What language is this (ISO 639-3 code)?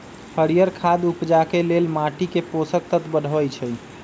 mag